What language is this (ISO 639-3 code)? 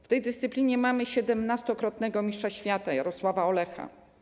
pol